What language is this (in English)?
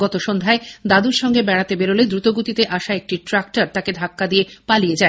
Bangla